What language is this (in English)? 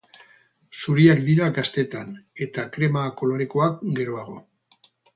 Basque